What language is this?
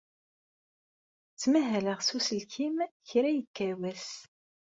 Kabyle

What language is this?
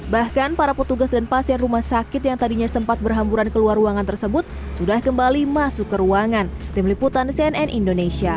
Indonesian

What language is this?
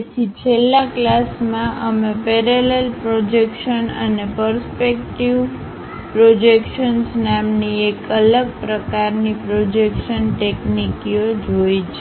Gujarati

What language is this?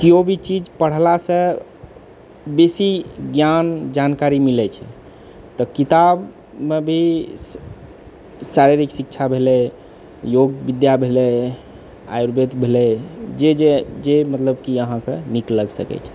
Maithili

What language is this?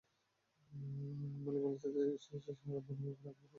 Bangla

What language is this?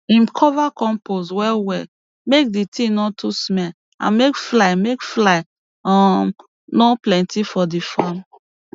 Nigerian Pidgin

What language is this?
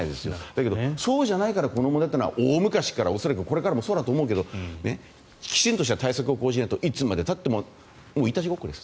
Japanese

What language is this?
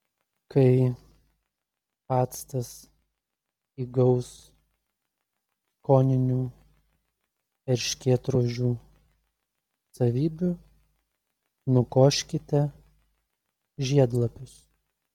Lithuanian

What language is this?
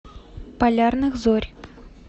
Russian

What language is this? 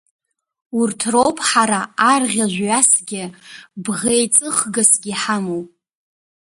Abkhazian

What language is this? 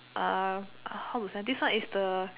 English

